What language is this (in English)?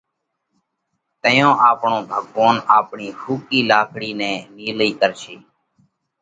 Parkari Koli